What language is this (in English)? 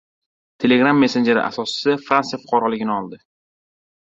Uzbek